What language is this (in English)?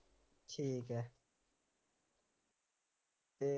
Punjabi